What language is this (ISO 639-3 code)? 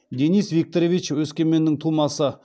kaz